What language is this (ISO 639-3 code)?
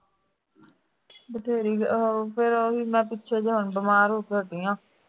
pan